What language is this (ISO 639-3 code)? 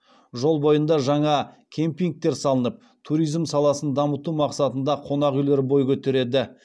kaz